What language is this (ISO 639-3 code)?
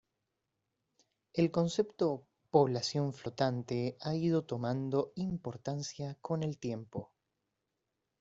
spa